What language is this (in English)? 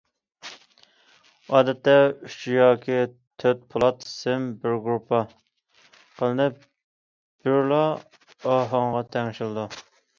Uyghur